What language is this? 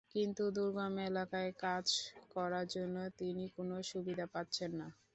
Bangla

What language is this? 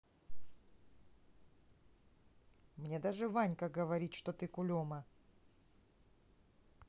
Russian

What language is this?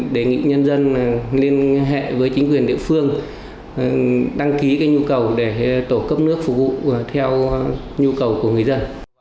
Vietnamese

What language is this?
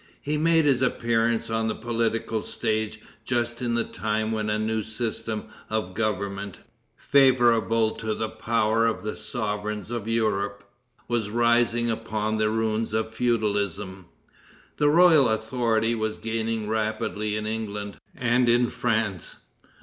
English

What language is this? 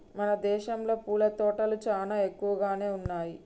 Telugu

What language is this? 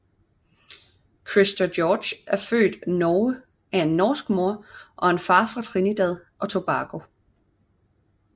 Danish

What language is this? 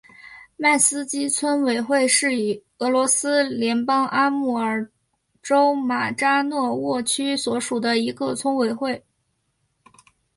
Chinese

